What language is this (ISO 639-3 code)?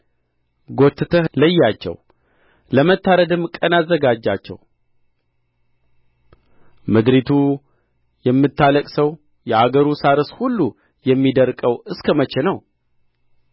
amh